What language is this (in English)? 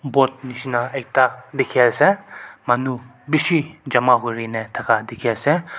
Naga Pidgin